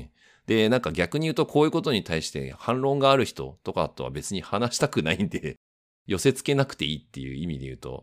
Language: Japanese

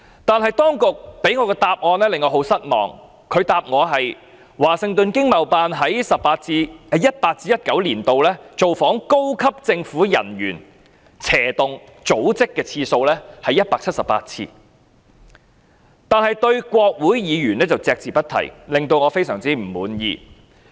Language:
Cantonese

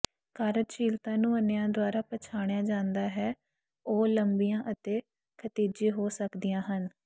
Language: Punjabi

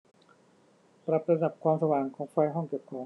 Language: Thai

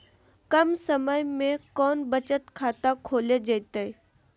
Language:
Magahi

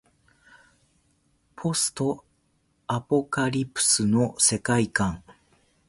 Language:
Japanese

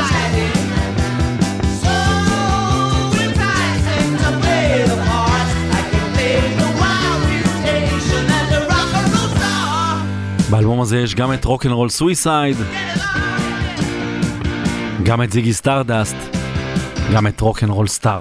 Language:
Hebrew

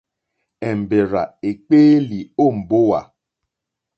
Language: Mokpwe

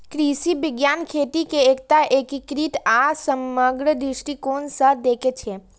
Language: Maithili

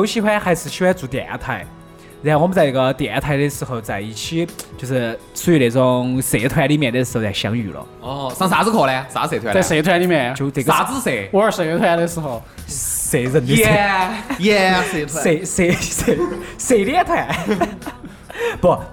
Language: Chinese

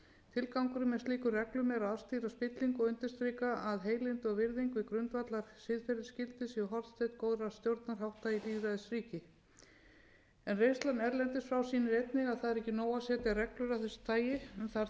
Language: Icelandic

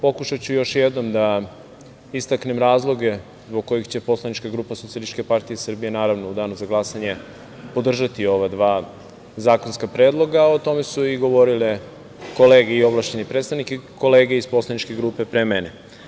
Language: Serbian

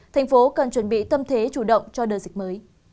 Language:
Vietnamese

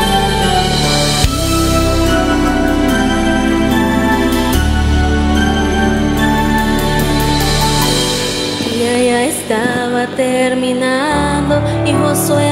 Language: Spanish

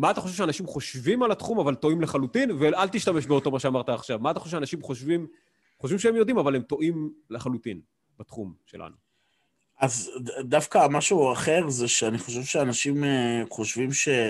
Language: Hebrew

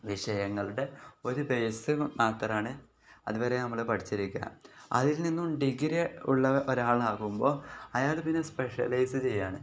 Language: Malayalam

